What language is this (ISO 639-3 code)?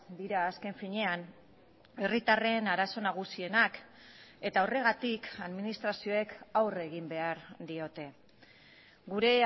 eus